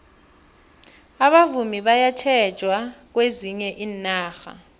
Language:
South Ndebele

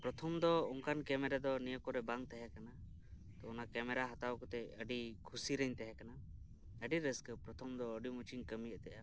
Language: Santali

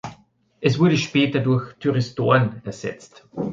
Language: German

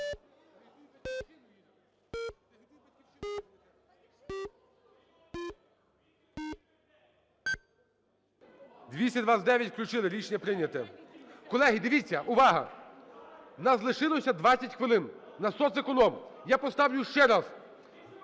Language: Ukrainian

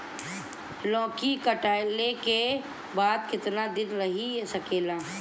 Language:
Bhojpuri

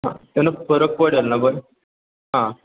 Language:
Marathi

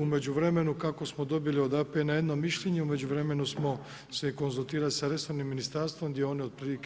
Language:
Croatian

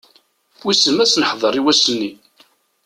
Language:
Kabyle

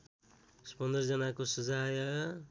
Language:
Nepali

